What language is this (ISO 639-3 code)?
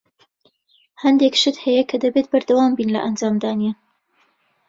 ckb